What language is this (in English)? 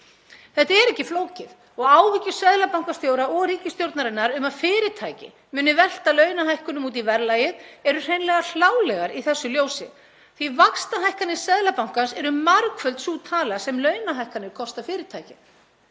Icelandic